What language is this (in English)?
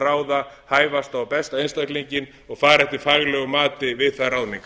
Icelandic